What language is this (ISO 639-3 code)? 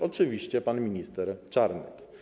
pol